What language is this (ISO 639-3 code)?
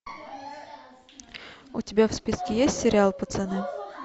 rus